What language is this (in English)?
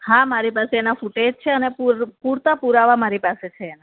Gujarati